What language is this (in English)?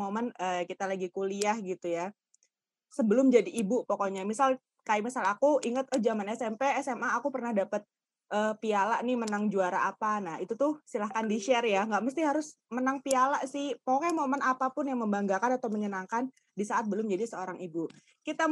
Indonesian